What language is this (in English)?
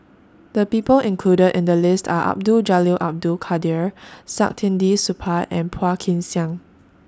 English